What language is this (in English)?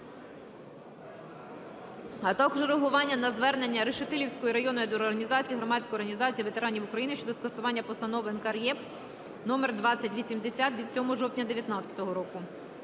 Ukrainian